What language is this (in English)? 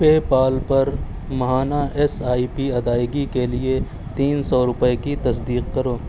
Urdu